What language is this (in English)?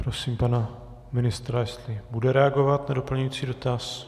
Czech